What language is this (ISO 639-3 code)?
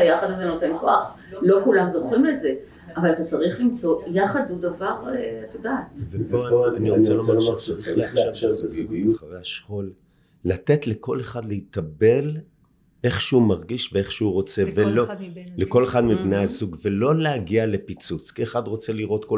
heb